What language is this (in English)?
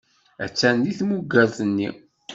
Kabyle